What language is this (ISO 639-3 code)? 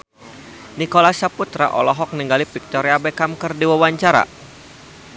sun